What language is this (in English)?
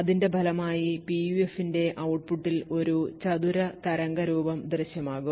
Malayalam